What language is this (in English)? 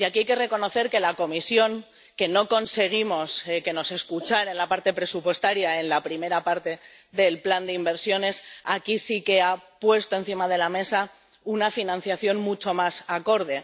Spanish